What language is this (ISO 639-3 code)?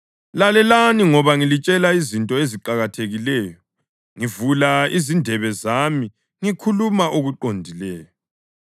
nde